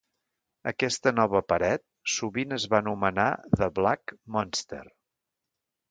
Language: Catalan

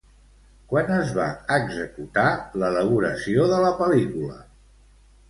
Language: Catalan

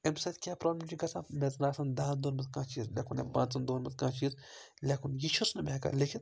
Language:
Kashmiri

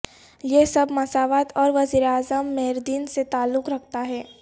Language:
Urdu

